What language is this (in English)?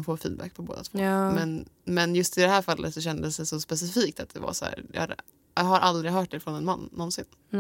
Swedish